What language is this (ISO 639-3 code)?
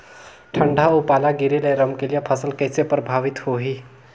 hne